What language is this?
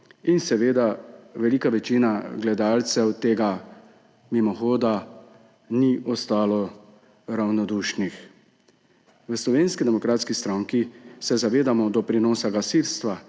Slovenian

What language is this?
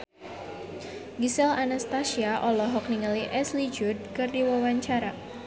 Sundanese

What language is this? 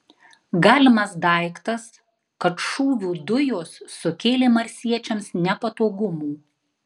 Lithuanian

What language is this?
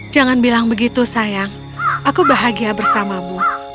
Indonesian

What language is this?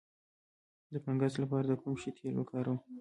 Pashto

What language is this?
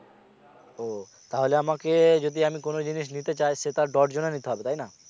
Bangla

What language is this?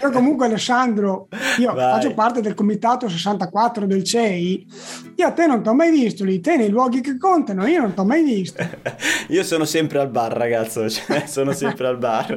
Italian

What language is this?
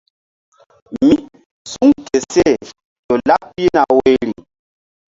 Mbum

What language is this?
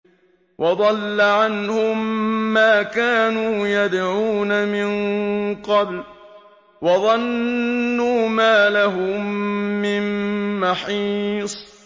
Arabic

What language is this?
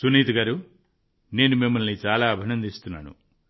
Telugu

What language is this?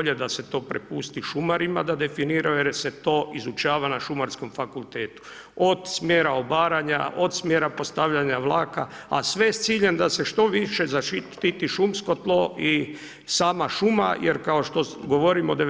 Croatian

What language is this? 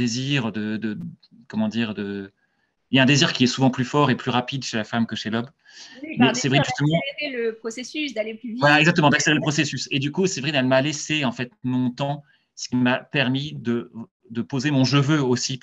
French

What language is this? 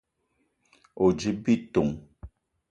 Eton (Cameroon)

